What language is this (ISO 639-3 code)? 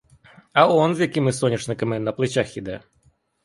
ukr